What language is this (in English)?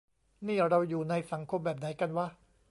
Thai